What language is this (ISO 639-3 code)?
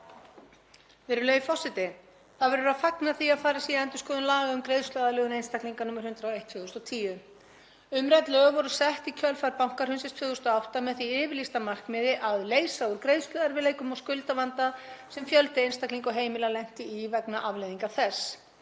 isl